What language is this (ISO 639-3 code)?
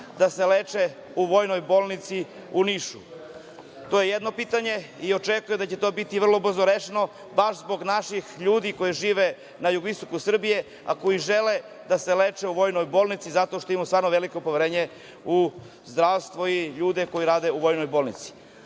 srp